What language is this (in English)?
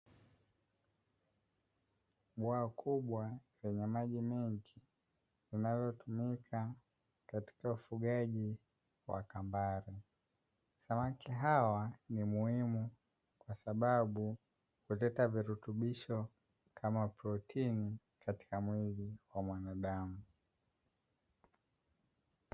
Swahili